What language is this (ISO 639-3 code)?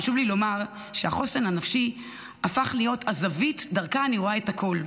heb